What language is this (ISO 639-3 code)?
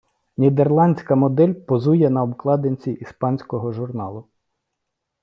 ukr